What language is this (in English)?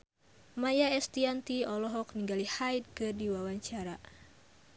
Sundanese